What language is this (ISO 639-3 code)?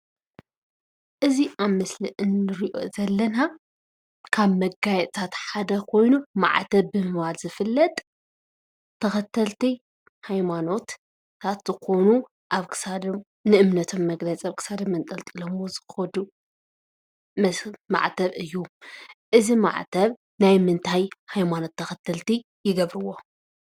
tir